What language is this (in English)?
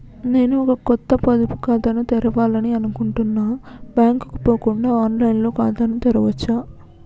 Telugu